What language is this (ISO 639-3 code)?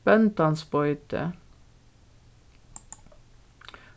fao